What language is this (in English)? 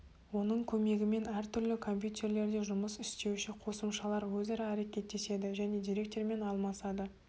Kazakh